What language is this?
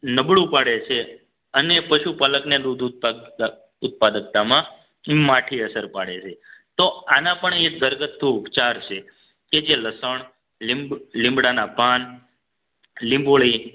Gujarati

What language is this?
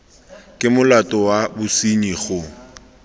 Tswana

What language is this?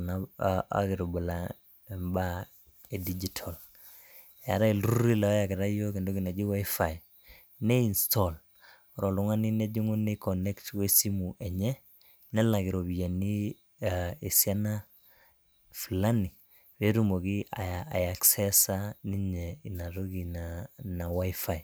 Masai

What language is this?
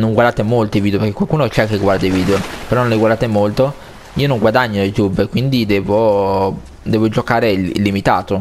Italian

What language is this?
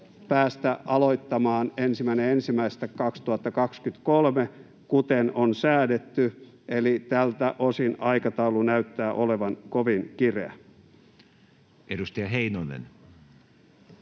Finnish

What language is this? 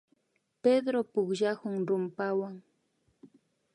Imbabura Highland Quichua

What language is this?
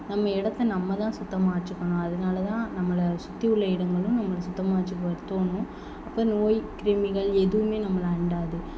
Tamil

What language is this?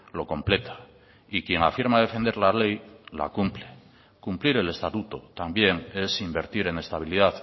Spanish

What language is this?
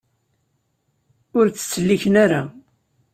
Kabyle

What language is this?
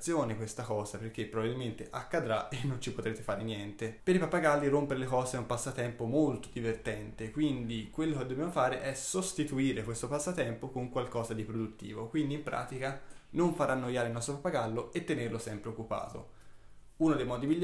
Italian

